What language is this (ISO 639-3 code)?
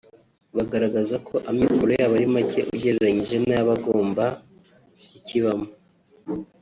kin